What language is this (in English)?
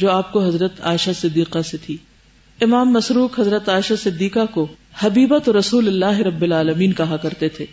Urdu